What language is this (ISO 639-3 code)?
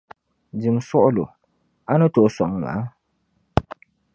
dag